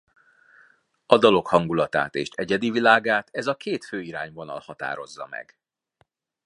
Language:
Hungarian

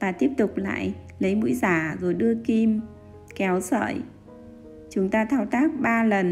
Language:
Vietnamese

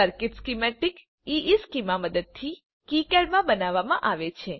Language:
Gujarati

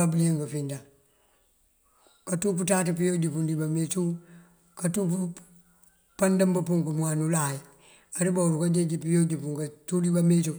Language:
Mandjak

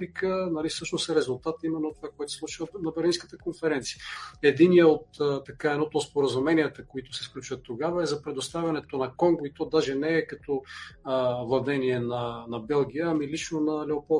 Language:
Bulgarian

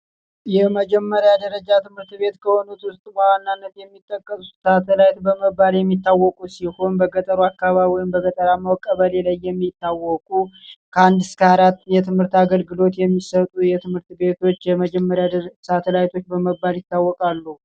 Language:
Amharic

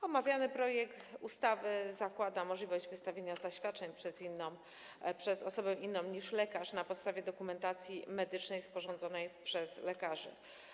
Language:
Polish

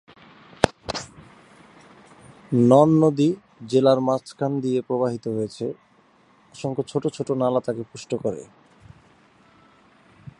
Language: Bangla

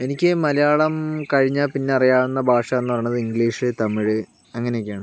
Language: Malayalam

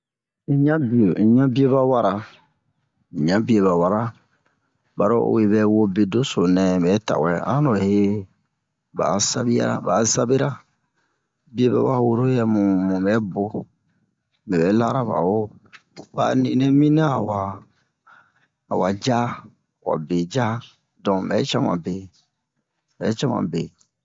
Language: Bomu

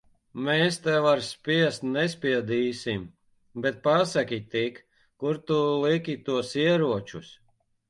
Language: Latvian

